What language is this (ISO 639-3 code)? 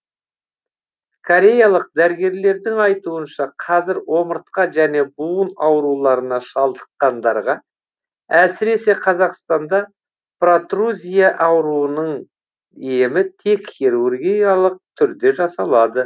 kaz